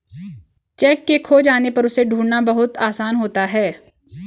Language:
Hindi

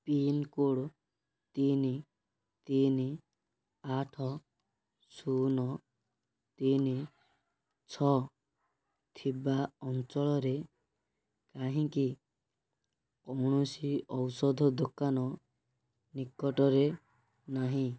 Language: Odia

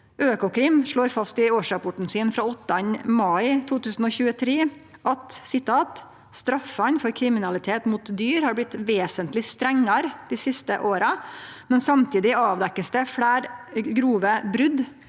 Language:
Norwegian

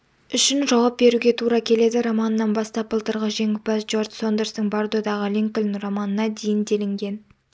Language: Kazakh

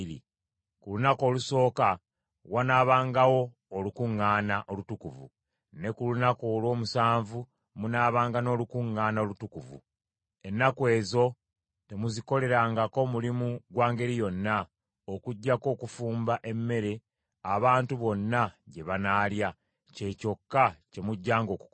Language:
Ganda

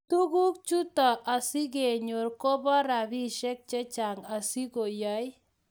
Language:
Kalenjin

